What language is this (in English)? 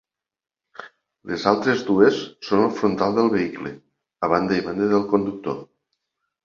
Catalan